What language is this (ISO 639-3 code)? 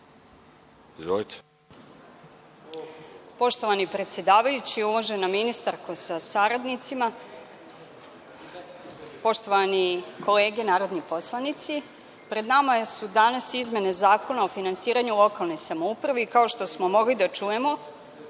srp